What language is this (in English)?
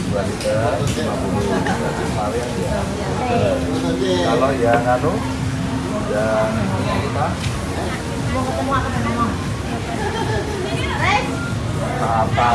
Indonesian